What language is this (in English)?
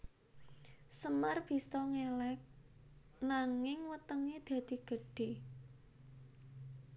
Javanese